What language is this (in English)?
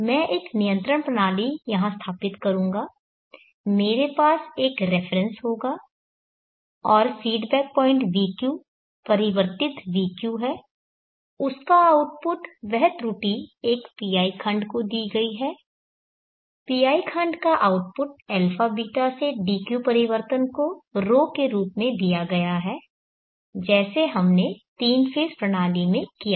Hindi